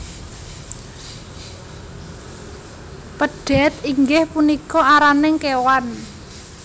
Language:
Javanese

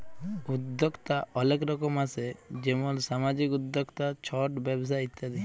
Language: Bangla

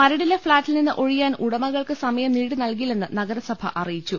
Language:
Malayalam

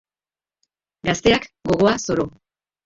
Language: Basque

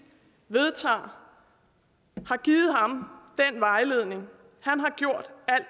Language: Danish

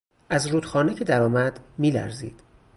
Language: Persian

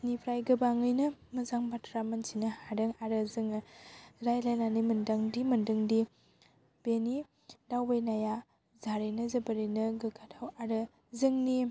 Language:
Bodo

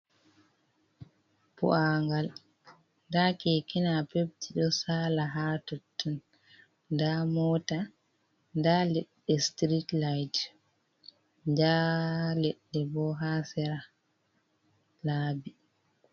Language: Fula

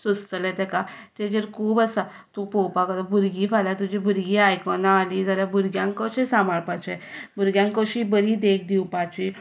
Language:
Konkani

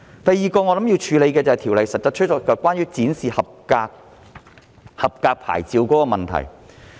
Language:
Cantonese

